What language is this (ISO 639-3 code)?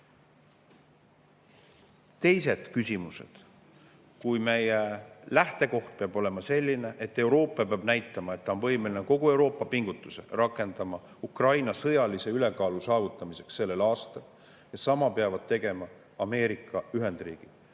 est